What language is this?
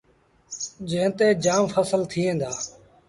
Sindhi Bhil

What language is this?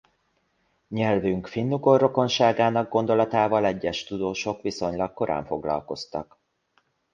Hungarian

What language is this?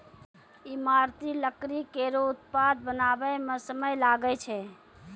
Maithili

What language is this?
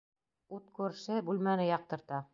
Bashkir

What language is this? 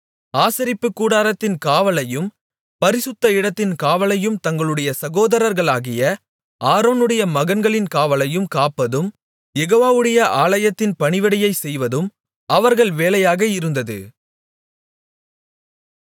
Tamil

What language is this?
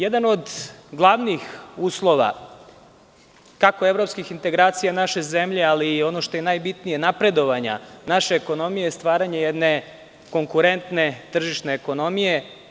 Serbian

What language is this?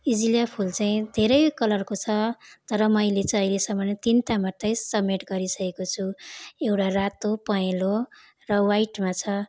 Nepali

